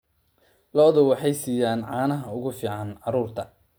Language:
Somali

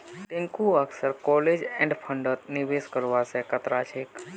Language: Magahi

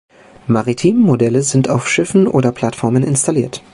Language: German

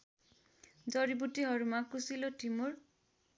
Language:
Nepali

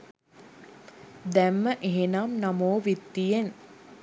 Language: Sinhala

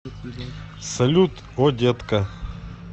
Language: Russian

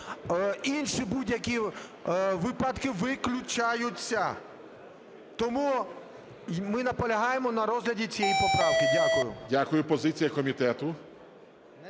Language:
Ukrainian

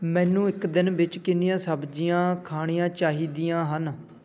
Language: Punjabi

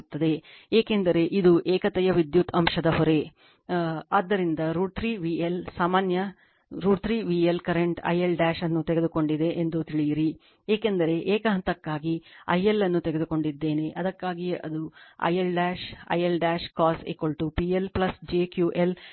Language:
Kannada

